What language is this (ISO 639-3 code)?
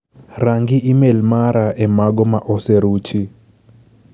luo